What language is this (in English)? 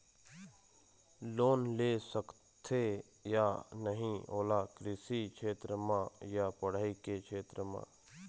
Chhattisgarhi